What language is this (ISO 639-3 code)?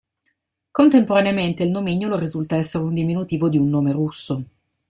ita